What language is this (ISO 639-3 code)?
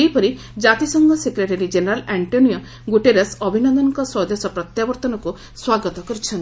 ori